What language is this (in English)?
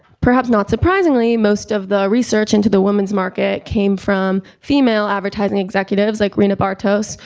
English